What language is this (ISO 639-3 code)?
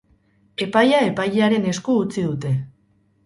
eus